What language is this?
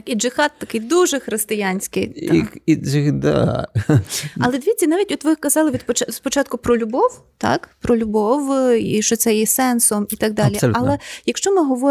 Ukrainian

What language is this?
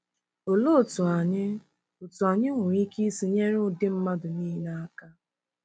Igbo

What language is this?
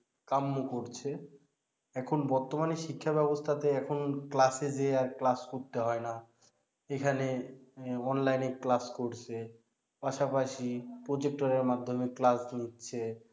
Bangla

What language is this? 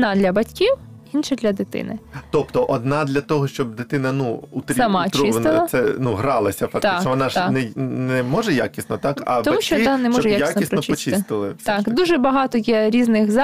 Ukrainian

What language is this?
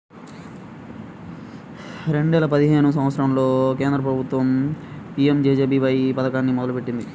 Telugu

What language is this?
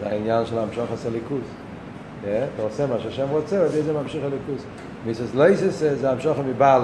Hebrew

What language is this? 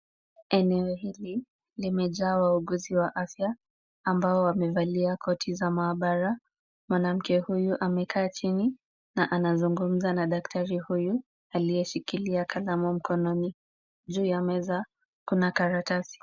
Swahili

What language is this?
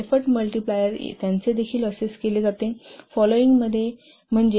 Marathi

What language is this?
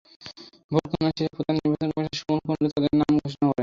Bangla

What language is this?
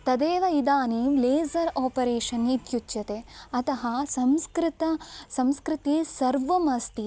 Sanskrit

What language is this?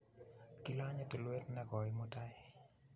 Kalenjin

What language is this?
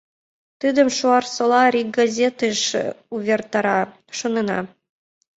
Mari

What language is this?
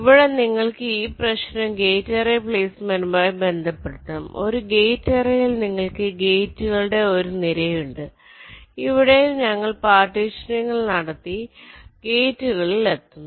Malayalam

